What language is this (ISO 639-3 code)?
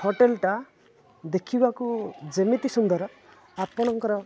ori